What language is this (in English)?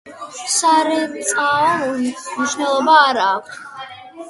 Georgian